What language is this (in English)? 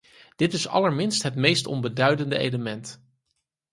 Dutch